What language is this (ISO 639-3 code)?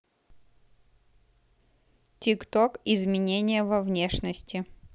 rus